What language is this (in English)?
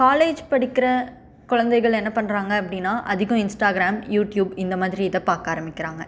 Tamil